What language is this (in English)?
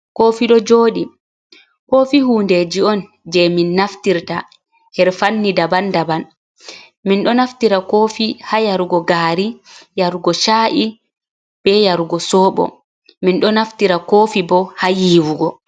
Fula